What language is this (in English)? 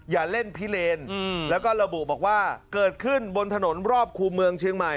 Thai